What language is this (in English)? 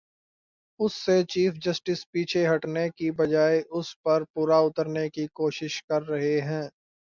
Urdu